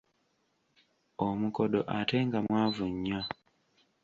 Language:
Ganda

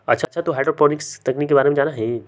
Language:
Magahi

